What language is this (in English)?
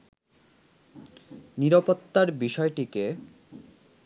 Bangla